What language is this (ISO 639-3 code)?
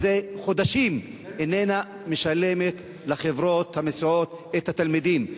heb